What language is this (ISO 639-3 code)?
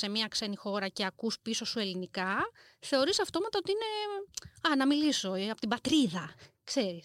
ell